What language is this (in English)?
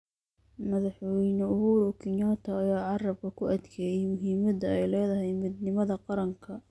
Somali